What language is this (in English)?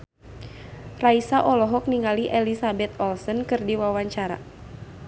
Sundanese